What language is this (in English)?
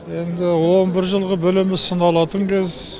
Kazakh